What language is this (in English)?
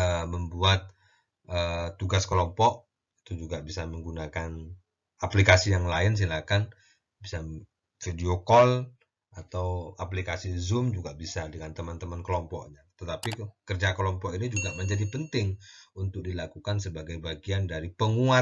Indonesian